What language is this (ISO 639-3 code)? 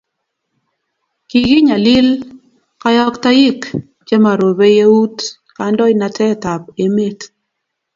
kln